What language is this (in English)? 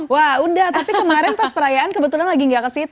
Indonesian